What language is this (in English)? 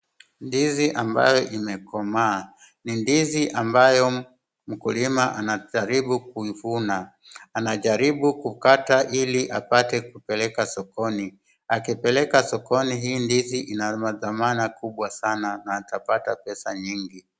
Swahili